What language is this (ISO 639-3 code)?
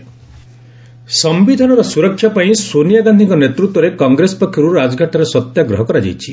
ori